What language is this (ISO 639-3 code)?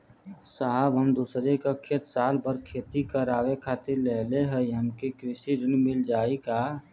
bho